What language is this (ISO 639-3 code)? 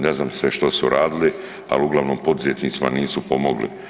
hrv